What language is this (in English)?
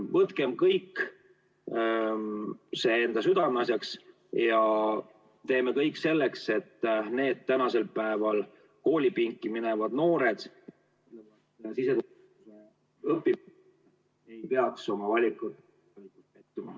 Estonian